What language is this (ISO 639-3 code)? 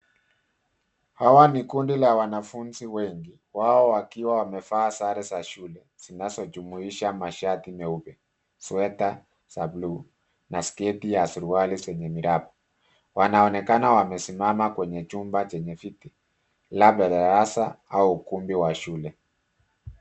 swa